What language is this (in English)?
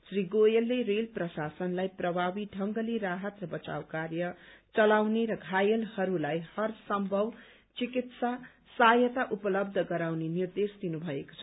Nepali